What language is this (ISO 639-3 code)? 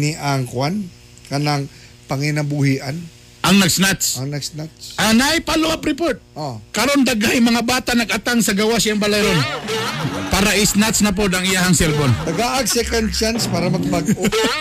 fil